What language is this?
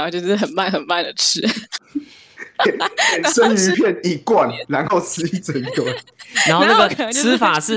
Chinese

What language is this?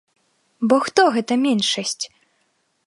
Belarusian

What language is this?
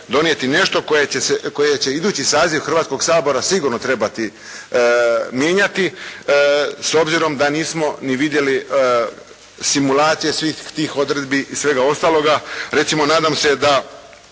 Croatian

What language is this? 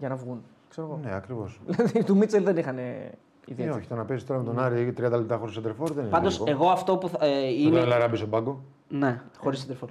Greek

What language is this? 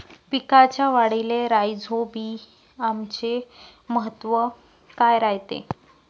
Marathi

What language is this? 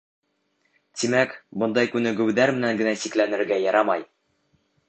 Bashkir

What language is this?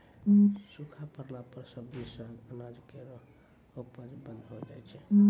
Maithili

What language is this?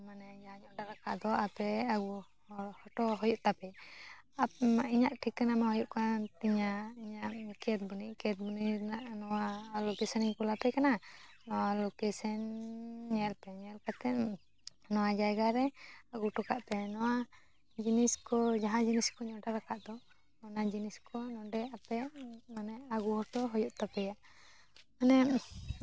Santali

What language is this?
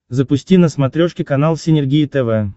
Russian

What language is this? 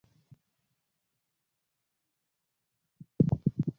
Luo (Kenya and Tanzania)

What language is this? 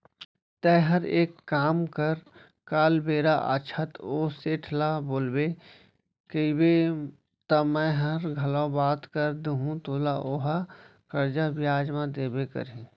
Chhattisgarhi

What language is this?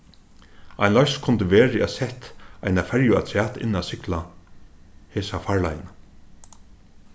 Faroese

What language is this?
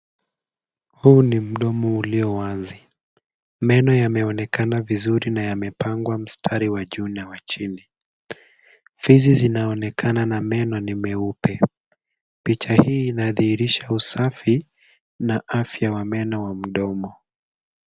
Swahili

